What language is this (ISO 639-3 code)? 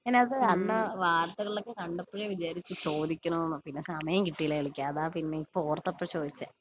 mal